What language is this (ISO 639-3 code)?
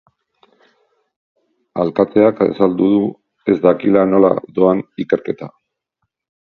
eus